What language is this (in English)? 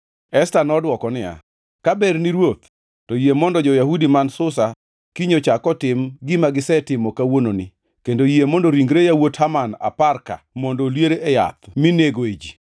Luo (Kenya and Tanzania)